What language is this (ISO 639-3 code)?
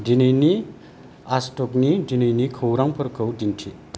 brx